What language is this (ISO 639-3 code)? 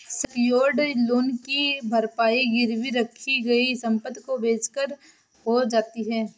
hin